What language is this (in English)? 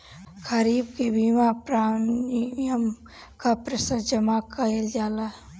Bhojpuri